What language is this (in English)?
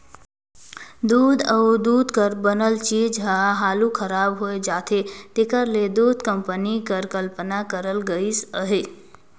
Chhattisgarhi